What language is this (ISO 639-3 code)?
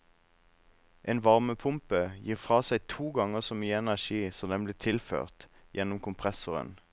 nor